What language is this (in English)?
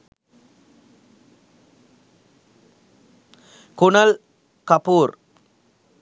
Sinhala